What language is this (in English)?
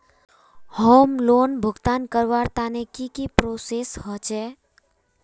Magahi